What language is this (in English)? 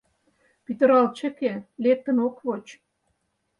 Mari